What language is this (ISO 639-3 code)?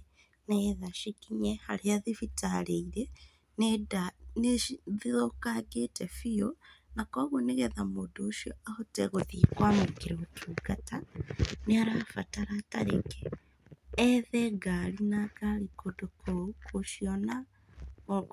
kik